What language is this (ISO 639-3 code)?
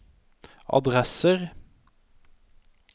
nor